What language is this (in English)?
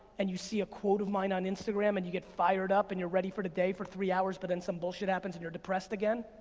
English